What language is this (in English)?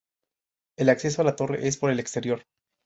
Spanish